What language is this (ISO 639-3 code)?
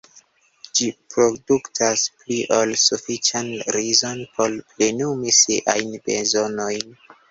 epo